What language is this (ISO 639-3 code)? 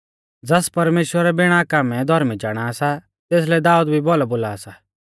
bfz